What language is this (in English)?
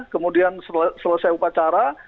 Indonesian